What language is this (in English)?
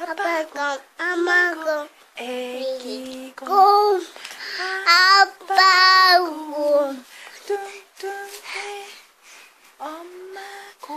Korean